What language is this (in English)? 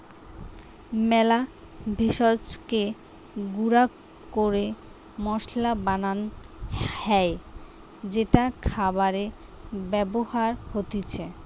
Bangla